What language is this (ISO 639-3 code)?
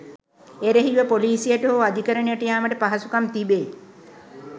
sin